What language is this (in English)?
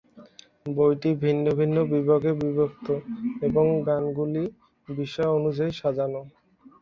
Bangla